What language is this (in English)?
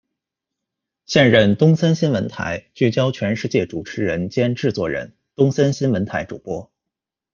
Chinese